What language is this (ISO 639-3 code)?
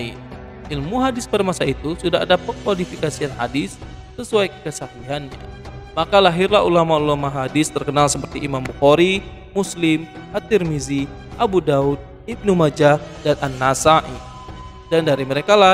ind